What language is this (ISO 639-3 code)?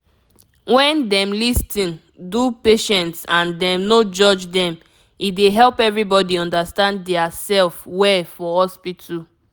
pcm